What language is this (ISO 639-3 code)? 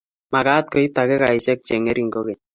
kln